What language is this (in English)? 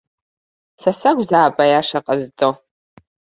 Abkhazian